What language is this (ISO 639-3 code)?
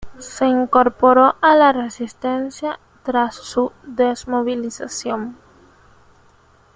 spa